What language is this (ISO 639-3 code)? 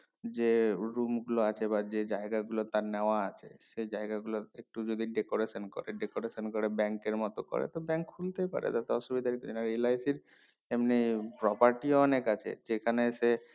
ben